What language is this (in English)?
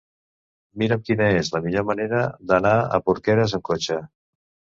Catalan